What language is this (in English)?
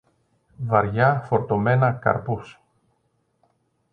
Greek